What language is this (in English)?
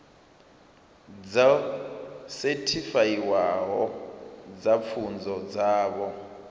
Venda